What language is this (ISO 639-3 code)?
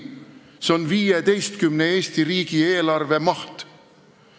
est